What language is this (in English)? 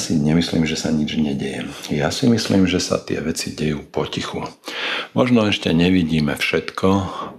Slovak